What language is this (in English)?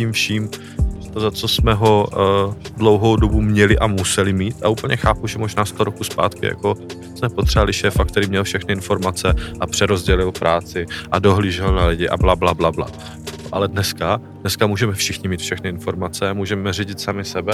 Czech